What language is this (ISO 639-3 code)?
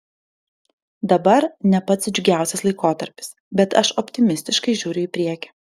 lit